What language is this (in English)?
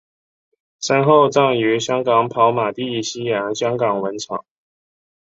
Chinese